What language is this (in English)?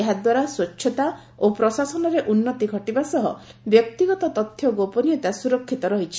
Odia